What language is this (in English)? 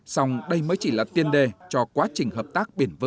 Vietnamese